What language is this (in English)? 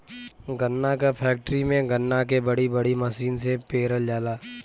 Bhojpuri